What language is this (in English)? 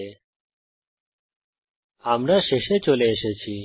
Bangla